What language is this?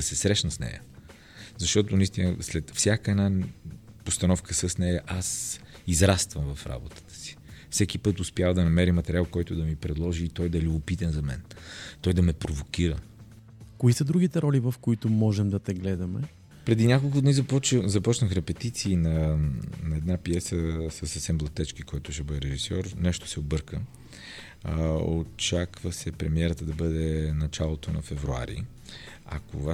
Bulgarian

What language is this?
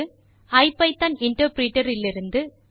Tamil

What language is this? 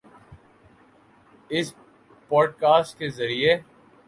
Urdu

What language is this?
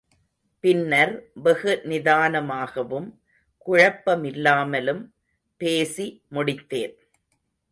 Tamil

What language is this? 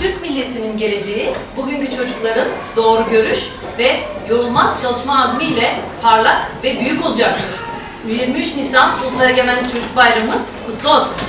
Turkish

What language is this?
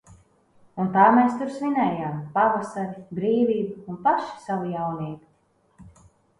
Latvian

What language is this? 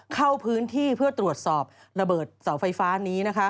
Thai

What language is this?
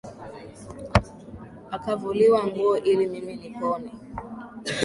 Swahili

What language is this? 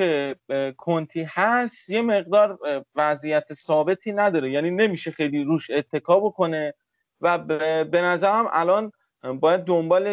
Persian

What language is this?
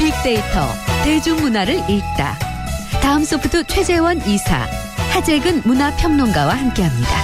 Korean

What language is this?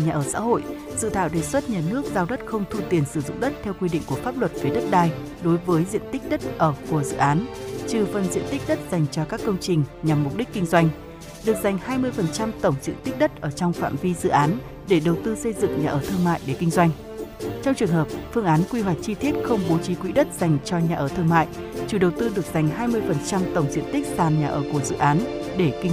Vietnamese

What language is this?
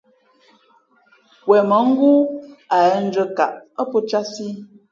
Fe'fe'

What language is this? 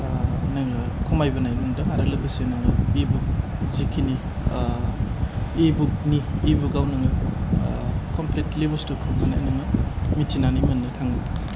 Bodo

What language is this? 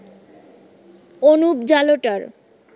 Bangla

